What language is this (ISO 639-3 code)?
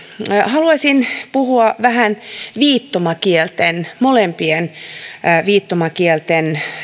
fin